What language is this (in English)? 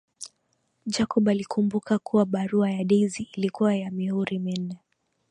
Swahili